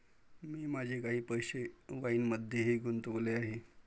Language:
Marathi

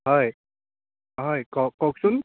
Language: Assamese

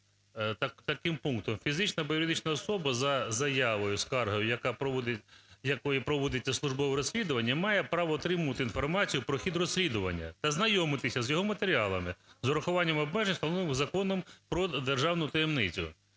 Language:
Ukrainian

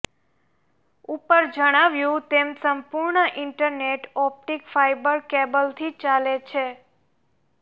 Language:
Gujarati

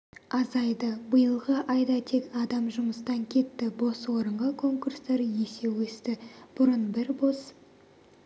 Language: Kazakh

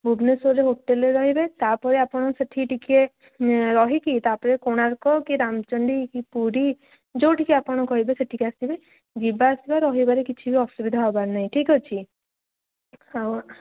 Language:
Odia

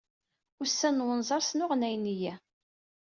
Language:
Kabyle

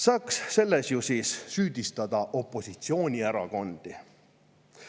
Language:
Estonian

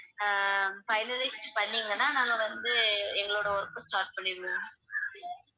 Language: Tamil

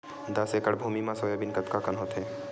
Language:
Chhattisgarhi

